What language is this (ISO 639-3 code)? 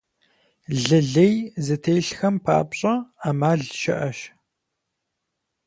kbd